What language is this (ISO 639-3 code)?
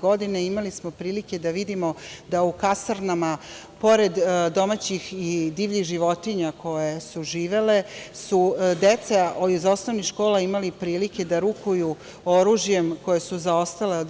srp